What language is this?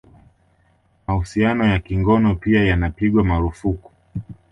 Swahili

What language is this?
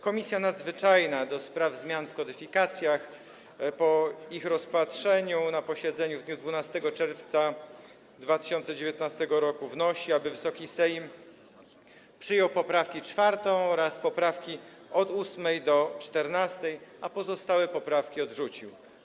Polish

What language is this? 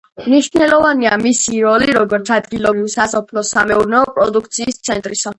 Georgian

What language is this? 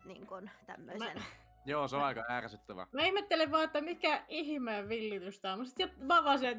Finnish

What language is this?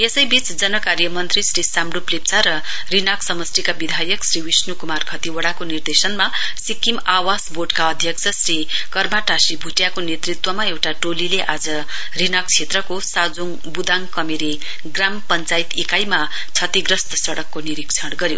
Nepali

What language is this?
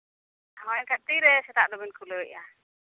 Santali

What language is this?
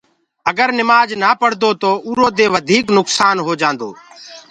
Gurgula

